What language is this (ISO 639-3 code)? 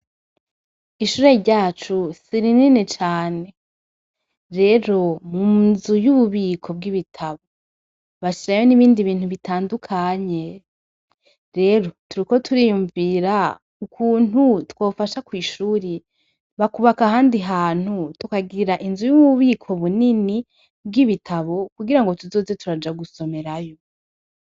run